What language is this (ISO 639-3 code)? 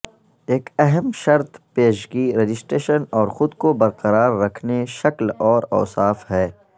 urd